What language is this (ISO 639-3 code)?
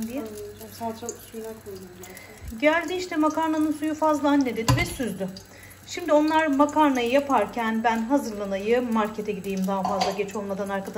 tur